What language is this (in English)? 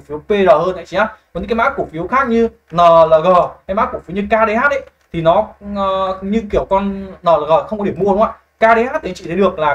Vietnamese